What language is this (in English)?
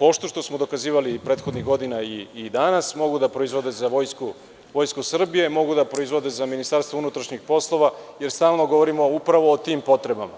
Serbian